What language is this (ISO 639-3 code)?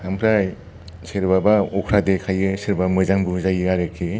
brx